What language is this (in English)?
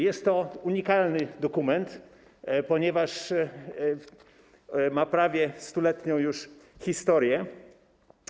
Polish